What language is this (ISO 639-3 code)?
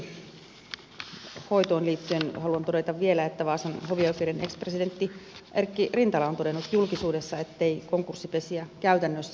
fin